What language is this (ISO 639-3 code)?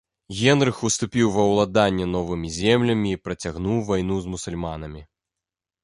bel